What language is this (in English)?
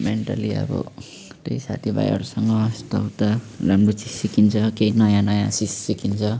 Nepali